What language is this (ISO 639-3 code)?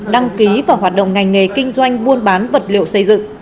vie